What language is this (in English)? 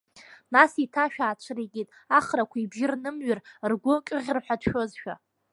Abkhazian